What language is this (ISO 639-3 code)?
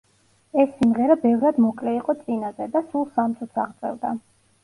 kat